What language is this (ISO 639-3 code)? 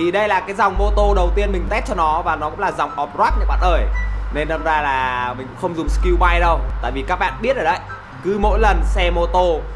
vie